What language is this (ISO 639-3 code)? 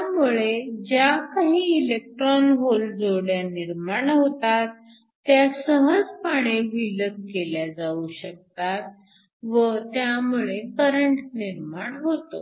mar